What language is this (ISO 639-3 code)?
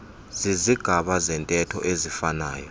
xho